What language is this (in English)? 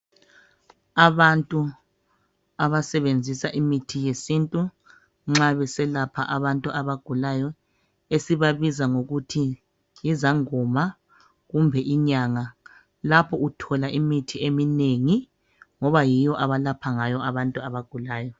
North Ndebele